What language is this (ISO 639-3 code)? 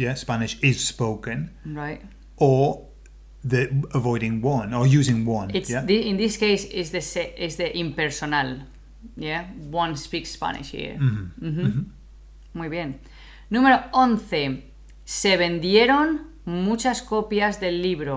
eng